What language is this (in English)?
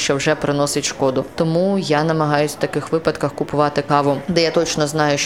Ukrainian